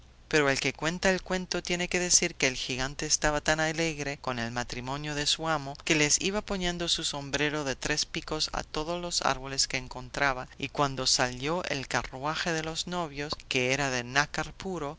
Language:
Spanish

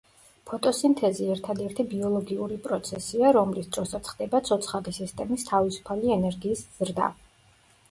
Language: Georgian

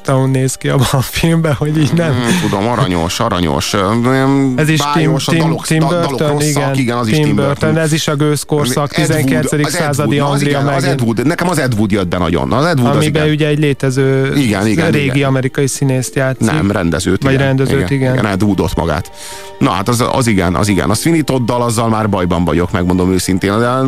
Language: Hungarian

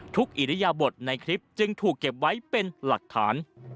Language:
Thai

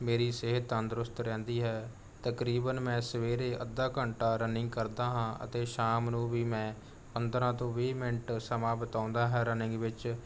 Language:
Punjabi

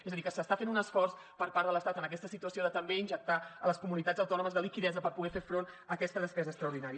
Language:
Catalan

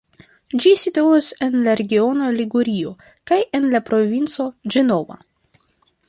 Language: Esperanto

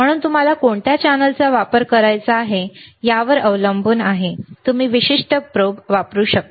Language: Marathi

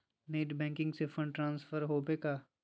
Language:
Magahi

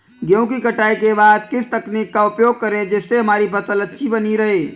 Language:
Hindi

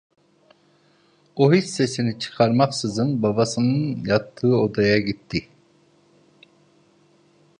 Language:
Turkish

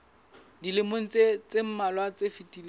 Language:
Southern Sotho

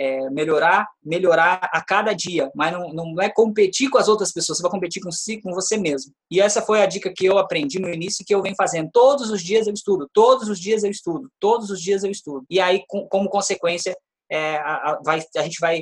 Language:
Portuguese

